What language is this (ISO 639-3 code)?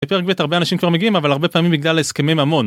heb